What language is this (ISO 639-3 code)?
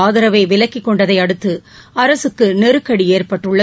tam